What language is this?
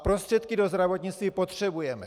Czech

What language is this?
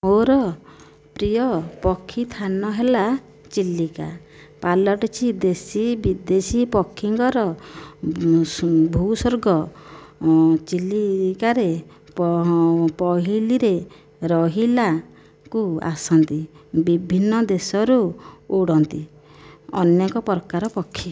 Odia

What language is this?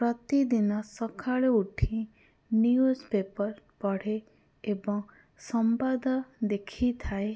Odia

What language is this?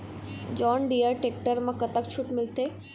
Chhattisgarhi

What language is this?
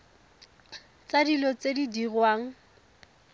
Tswana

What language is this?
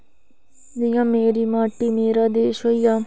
Dogri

